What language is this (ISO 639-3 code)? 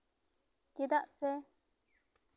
sat